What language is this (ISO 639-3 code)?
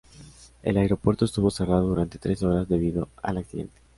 spa